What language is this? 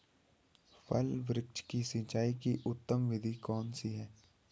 Hindi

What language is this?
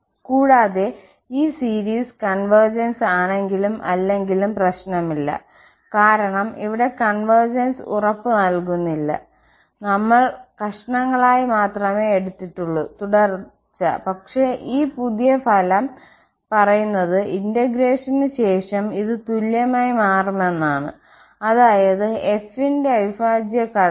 Malayalam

